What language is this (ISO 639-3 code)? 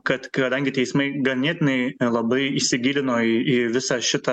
lit